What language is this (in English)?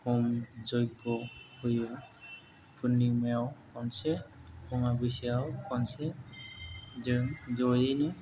Bodo